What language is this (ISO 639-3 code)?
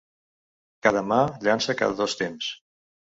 cat